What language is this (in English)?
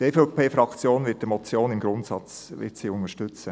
Swiss German